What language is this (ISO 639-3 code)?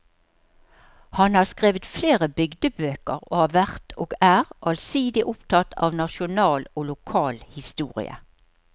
nor